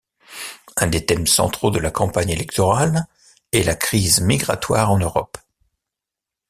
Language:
French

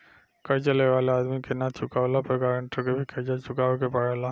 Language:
Bhojpuri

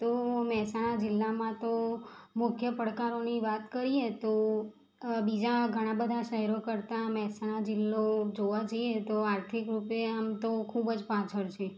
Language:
Gujarati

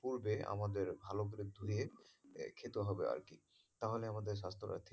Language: Bangla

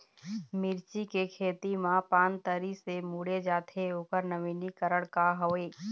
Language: Chhattisgarhi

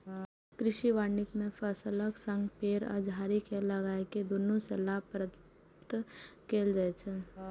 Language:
Maithili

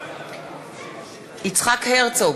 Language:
Hebrew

